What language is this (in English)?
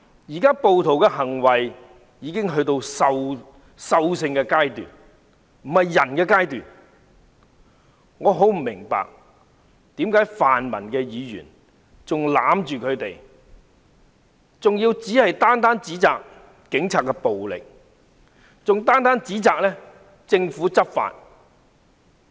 Cantonese